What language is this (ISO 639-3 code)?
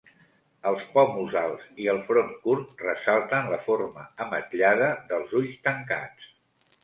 cat